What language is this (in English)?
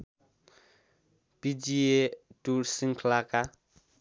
Nepali